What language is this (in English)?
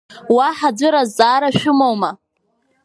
Abkhazian